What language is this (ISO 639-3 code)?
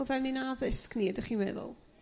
cym